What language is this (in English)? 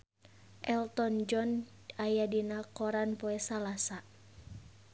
Sundanese